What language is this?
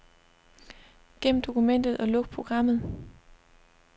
Danish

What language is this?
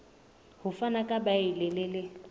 Southern Sotho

